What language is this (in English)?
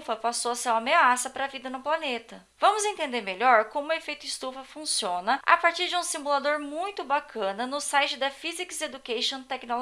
Portuguese